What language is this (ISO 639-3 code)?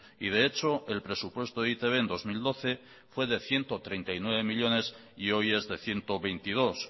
spa